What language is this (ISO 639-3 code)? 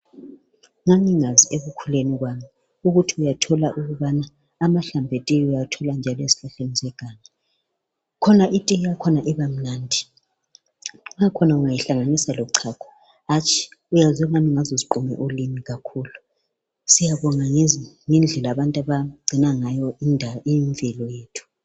nde